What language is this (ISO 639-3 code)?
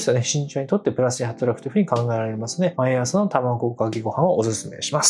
jpn